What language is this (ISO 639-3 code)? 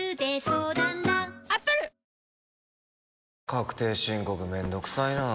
jpn